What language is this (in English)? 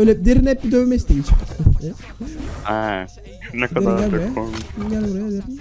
Turkish